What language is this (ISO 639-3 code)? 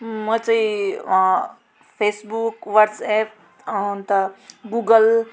nep